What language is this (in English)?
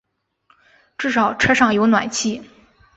Chinese